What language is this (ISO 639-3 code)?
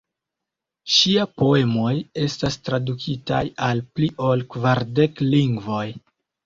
epo